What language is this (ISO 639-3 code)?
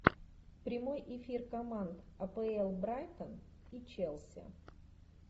rus